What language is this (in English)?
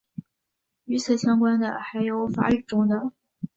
Chinese